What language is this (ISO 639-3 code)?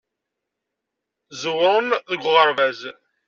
kab